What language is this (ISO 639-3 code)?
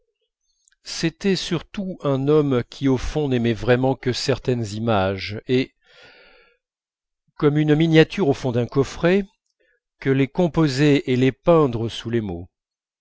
fra